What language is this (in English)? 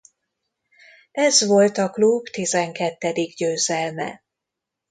Hungarian